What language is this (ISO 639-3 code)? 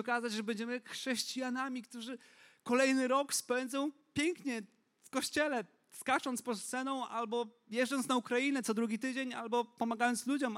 pol